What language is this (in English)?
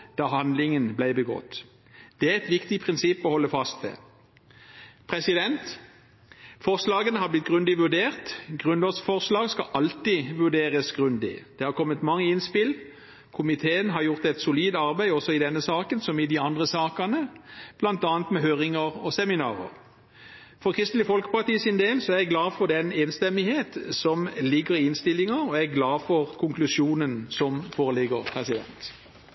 Norwegian Bokmål